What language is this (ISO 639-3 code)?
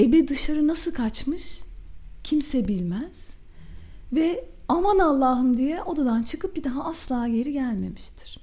tur